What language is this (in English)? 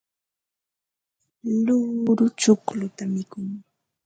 Ambo-Pasco Quechua